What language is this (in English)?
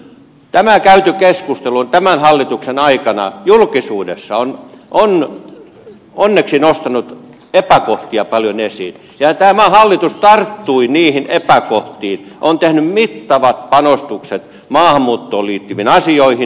Finnish